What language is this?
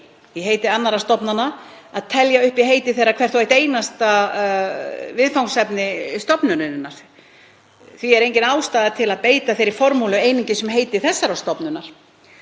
Icelandic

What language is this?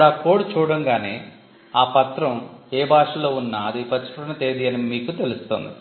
Telugu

